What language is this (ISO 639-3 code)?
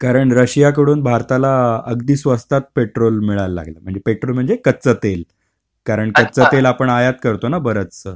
mar